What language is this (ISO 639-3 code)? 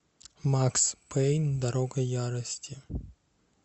rus